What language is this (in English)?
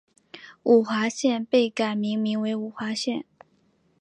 Chinese